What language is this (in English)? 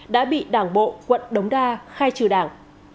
Vietnamese